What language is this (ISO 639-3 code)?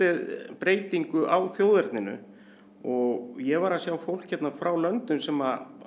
isl